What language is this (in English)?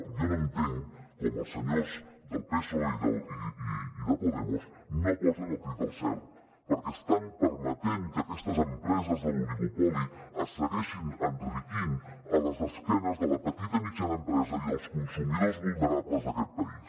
Catalan